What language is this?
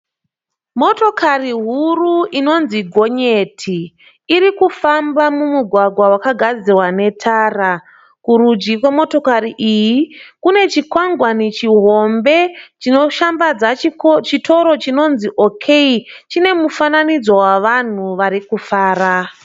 Shona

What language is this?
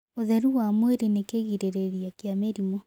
Kikuyu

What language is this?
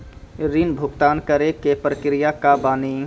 Maithili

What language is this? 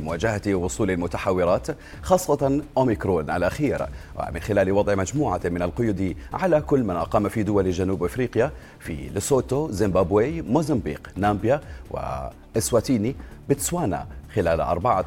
Arabic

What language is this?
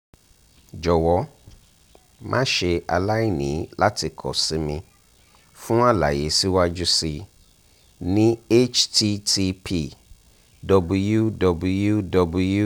Yoruba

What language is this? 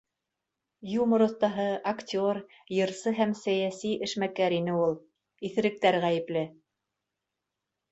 Bashkir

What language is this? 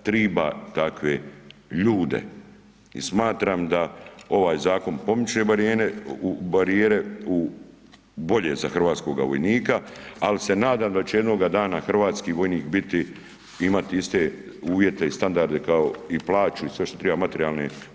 Croatian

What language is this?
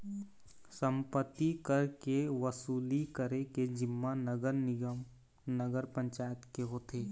Chhattisgarhi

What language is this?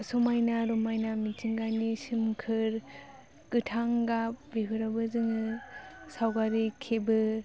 Bodo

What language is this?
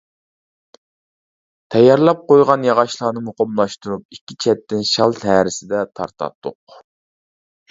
Uyghur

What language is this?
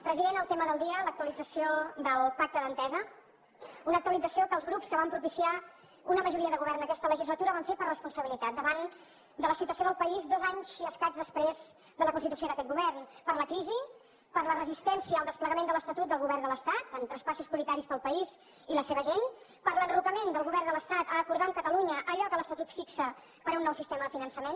Catalan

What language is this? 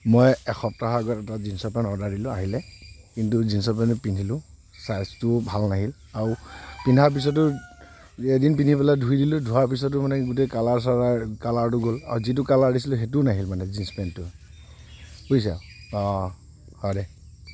Assamese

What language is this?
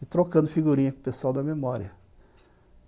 Portuguese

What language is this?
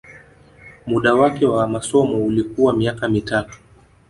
Swahili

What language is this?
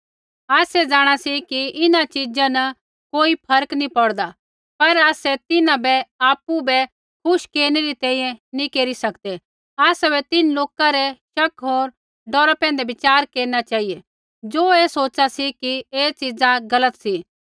Kullu Pahari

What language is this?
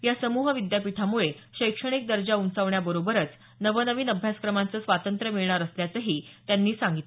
Marathi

